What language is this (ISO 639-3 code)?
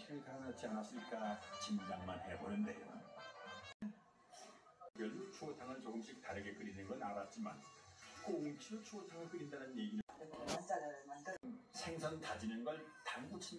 kor